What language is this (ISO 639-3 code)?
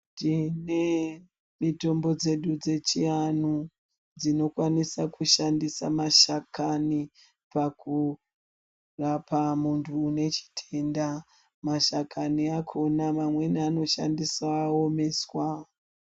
ndc